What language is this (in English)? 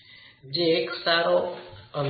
Gujarati